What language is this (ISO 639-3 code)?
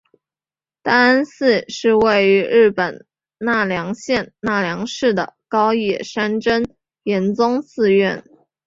zho